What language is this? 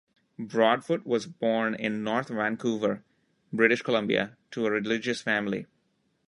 English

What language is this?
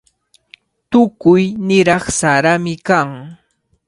Cajatambo North Lima Quechua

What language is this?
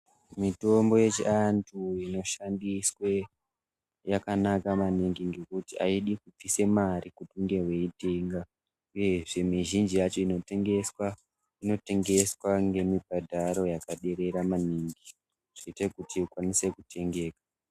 Ndau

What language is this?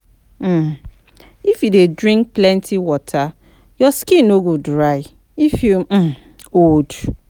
Nigerian Pidgin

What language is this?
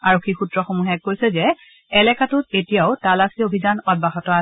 Assamese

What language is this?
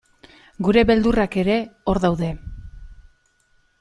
Basque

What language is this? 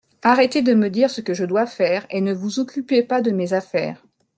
French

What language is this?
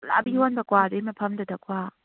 Manipuri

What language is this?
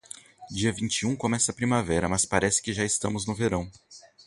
Portuguese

